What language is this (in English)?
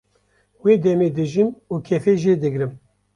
Kurdish